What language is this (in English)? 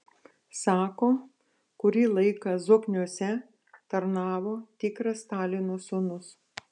Lithuanian